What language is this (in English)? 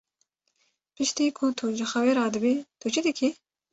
Kurdish